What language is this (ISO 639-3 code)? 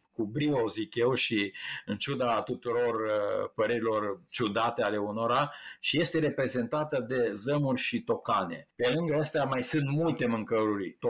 ron